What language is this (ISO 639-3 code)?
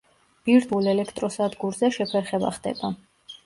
kat